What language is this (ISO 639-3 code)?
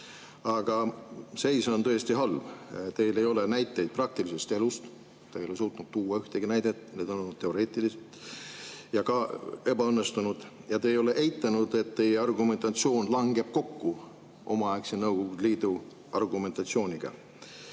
est